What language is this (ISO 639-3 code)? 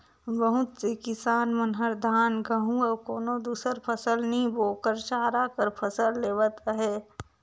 hne